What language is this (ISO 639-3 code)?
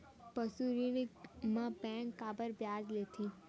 hne